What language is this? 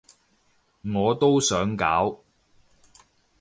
Cantonese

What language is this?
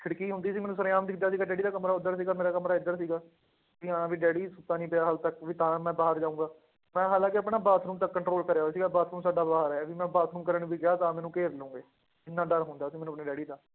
Punjabi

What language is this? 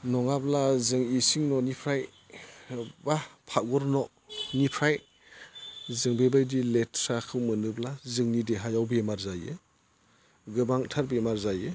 Bodo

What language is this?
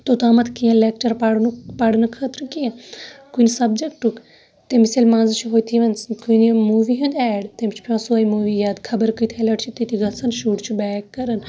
Kashmiri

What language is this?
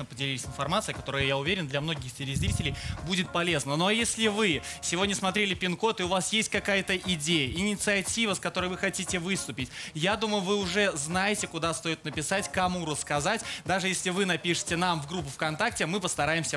Russian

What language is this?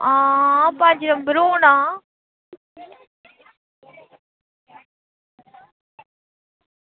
Dogri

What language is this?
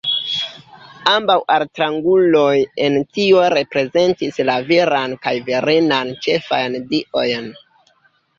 Esperanto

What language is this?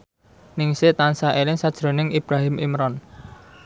Javanese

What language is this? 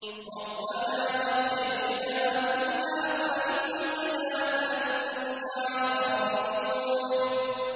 Arabic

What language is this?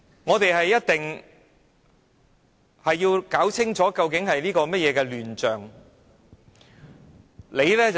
Cantonese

